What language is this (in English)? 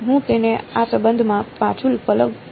Gujarati